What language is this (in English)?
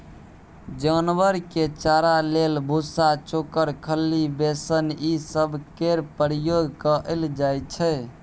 Maithili